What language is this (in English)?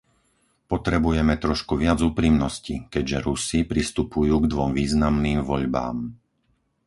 Slovak